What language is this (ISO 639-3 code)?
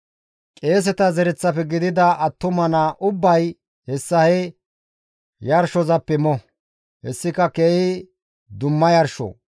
gmv